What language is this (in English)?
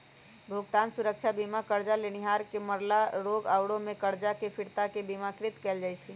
Magahi